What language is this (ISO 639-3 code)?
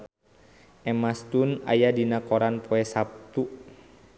sun